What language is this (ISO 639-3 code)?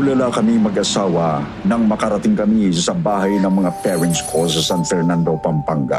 fil